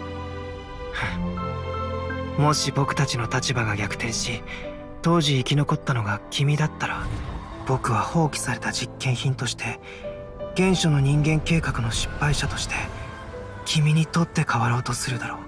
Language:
Japanese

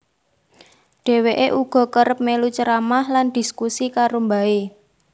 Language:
Javanese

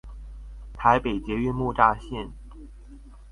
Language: Chinese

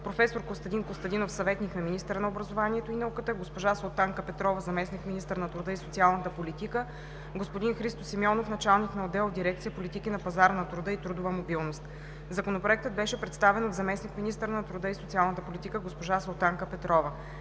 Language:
Bulgarian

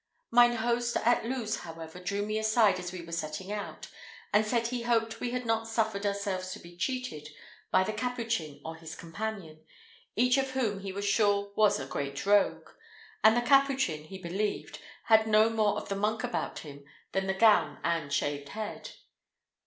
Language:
English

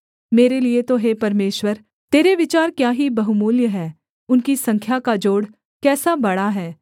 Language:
Hindi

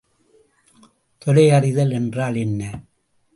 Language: Tamil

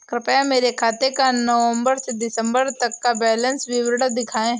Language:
Hindi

